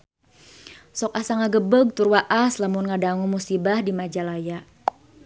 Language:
Sundanese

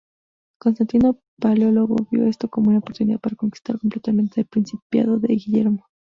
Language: Spanish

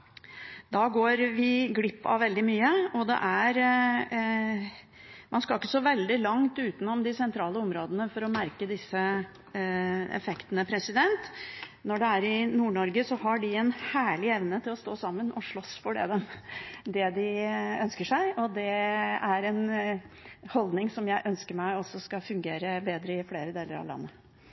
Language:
Norwegian Bokmål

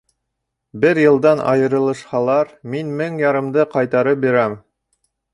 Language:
Bashkir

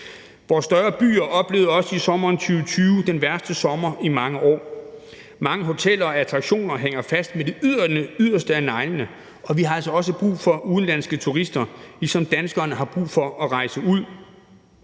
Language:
Danish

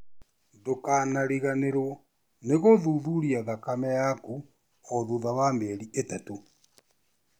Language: Kikuyu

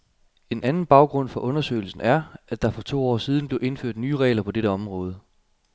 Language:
Danish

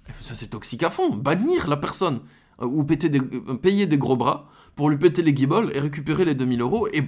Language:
French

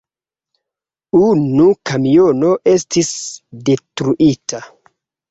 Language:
Esperanto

